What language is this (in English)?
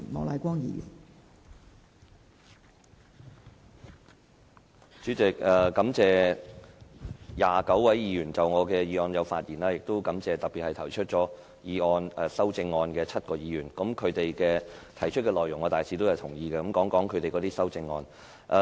Cantonese